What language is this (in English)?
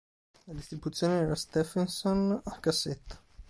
Italian